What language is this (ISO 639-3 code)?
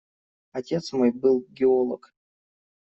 rus